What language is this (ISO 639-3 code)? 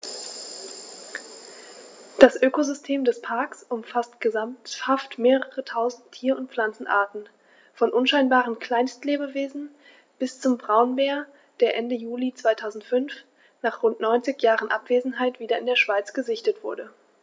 deu